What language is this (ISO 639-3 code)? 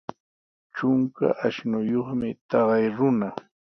qws